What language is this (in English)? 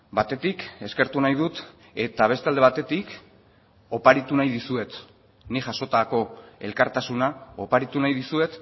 Basque